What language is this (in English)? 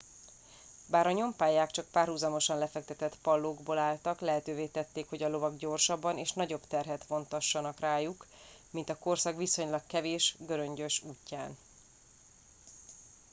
Hungarian